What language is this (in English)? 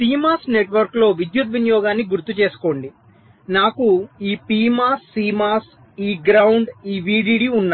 Telugu